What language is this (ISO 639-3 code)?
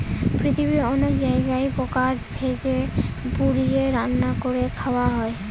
ben